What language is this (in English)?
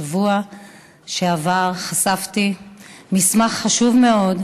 Hebrew